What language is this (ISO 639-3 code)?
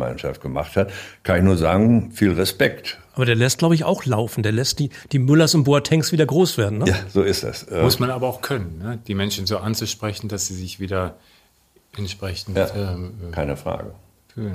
deu